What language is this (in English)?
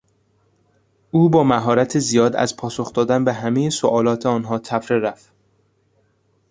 Persian